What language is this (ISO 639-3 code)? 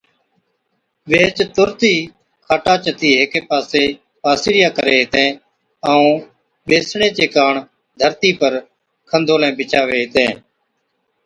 odk